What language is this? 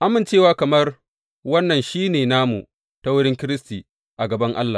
Hausa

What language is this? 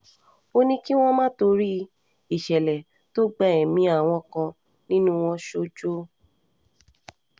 Yoruba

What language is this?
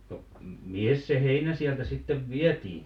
Finnish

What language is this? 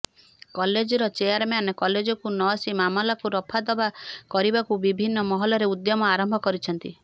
Odia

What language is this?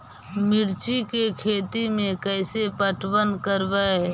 Magahi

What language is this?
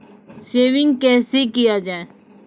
Maithili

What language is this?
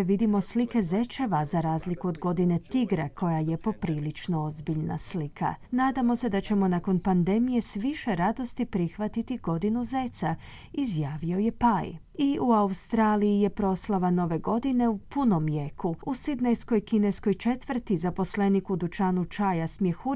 Croatian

